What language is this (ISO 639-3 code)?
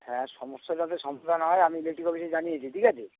ben